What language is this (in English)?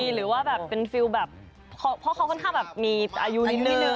Thai